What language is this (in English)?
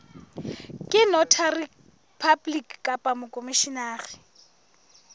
Southern Sotho